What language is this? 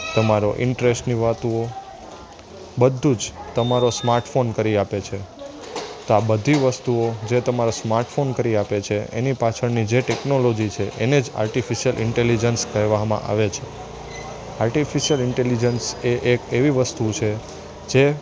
Gujarati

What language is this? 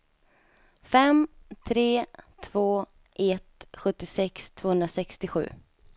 Swedish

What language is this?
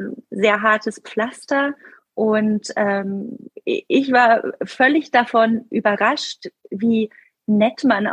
German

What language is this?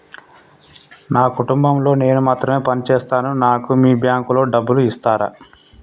Telugu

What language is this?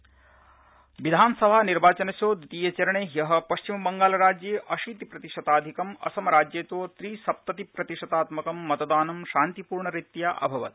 Sanskrit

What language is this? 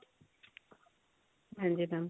Punjabi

